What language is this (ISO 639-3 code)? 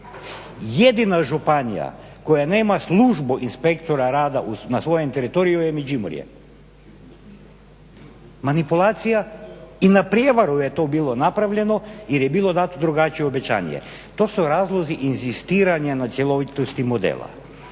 hrv